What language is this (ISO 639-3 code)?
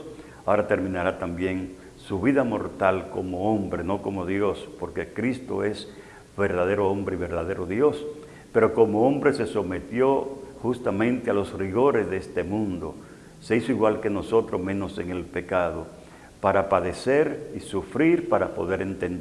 spa